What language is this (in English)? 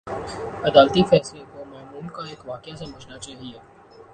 Urdu